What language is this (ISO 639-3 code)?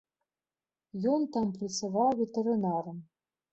bel